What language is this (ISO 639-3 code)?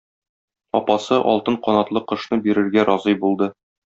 tat